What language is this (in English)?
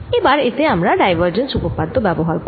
Bangla